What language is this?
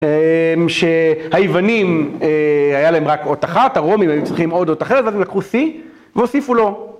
Hebrew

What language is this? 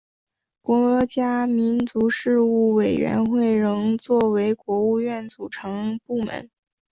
Chinese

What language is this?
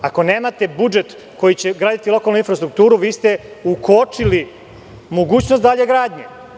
Serbian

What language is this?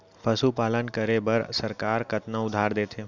Chhattisgarhi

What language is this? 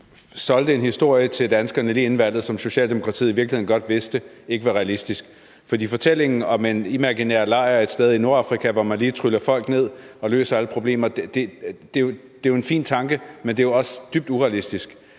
Danish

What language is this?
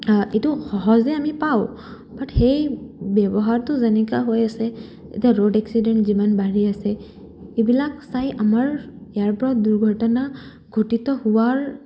Assamese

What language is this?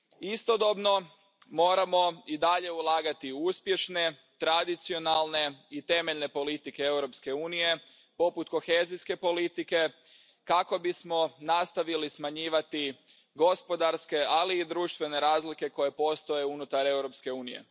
Croatian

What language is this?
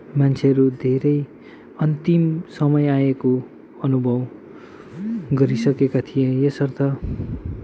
Nepali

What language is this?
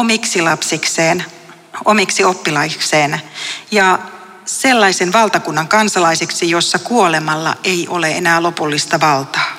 Finnish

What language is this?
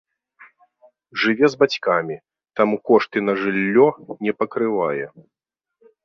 Belarusian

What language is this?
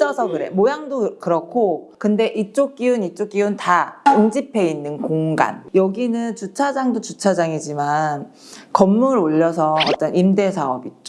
Korean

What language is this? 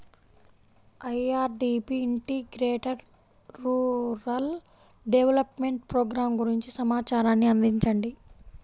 Telugu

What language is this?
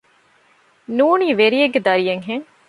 Divehi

